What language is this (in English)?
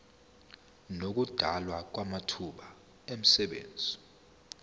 Zulu